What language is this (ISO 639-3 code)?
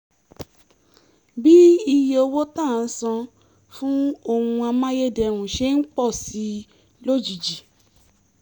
yor